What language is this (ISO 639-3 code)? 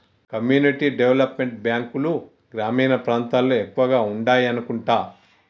tel